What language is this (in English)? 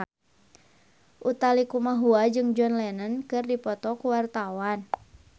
Sundanese